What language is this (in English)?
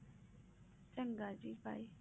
Punjabi